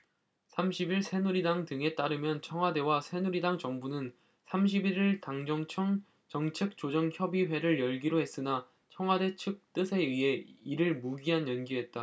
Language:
Korean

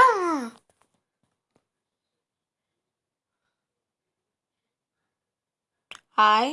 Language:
Bulgarian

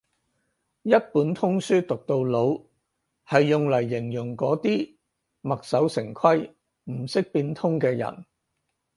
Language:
Cantonese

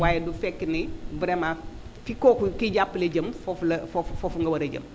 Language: Wolof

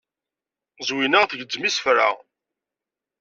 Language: Kabyle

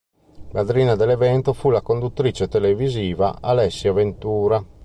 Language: Italian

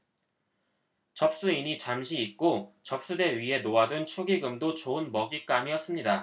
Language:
Korean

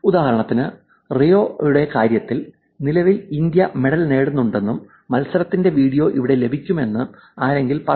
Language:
Malayalam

